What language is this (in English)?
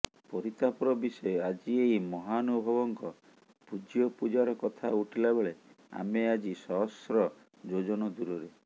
Odia